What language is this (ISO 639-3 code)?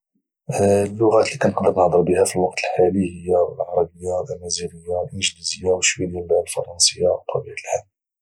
ary